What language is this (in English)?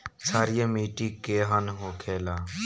Bhojpuri